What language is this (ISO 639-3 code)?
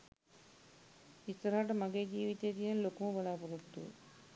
sin